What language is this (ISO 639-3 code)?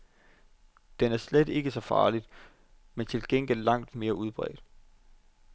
dan